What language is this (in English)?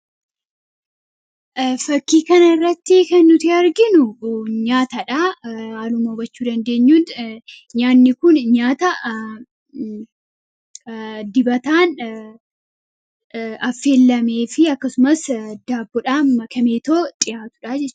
Oromo